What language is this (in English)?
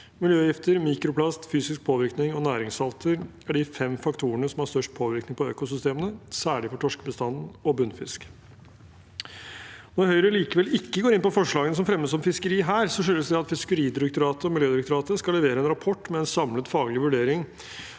Norwegian